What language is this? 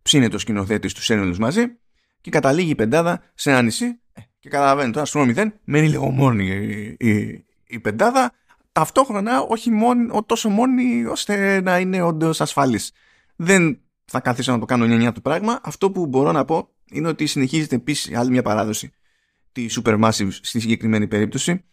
Greek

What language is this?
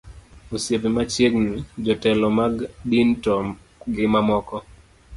Luo (Kenya and Tanzania)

